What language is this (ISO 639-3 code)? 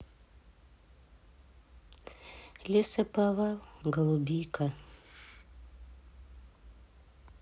rus